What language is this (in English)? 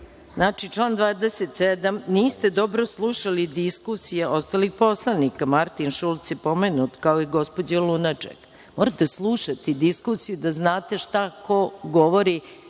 Serbian